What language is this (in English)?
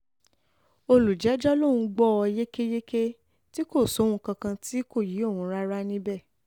Yoruba